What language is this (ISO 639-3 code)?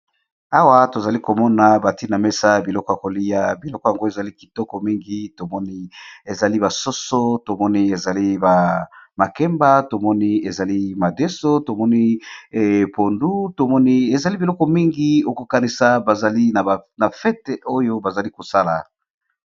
lin